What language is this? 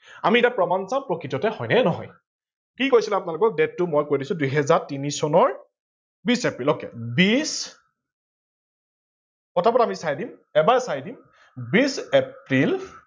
Assamese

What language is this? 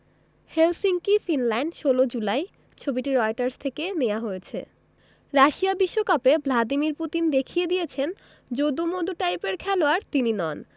Bangla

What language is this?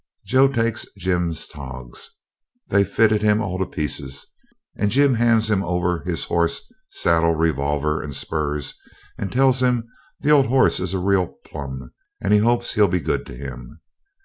English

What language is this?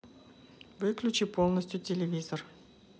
Russian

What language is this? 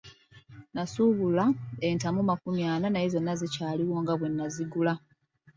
Ganda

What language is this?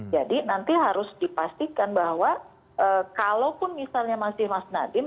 Indonesian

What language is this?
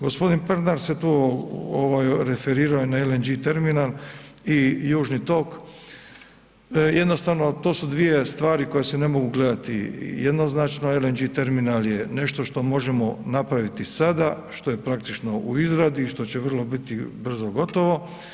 Croatian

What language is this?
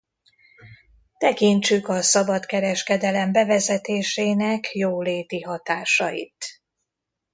Hungarian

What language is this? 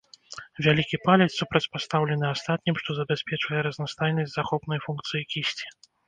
Belarusian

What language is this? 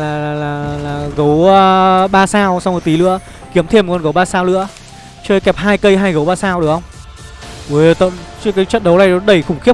Vietnamese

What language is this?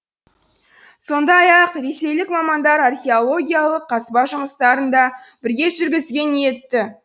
Kazakh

